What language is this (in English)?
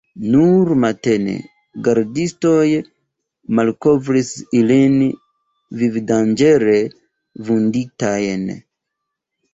Esperanto